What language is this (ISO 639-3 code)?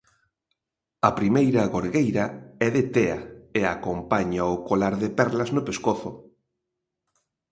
glg